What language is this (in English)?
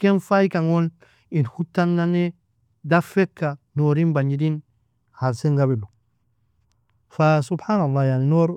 Nobiin